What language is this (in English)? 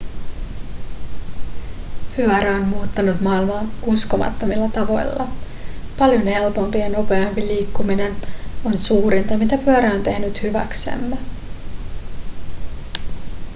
Finnish